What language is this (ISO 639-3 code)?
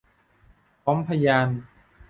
tha